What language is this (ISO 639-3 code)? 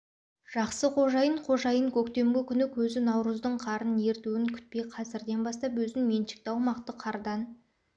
kaz